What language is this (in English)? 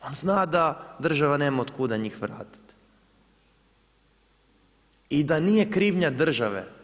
Croatian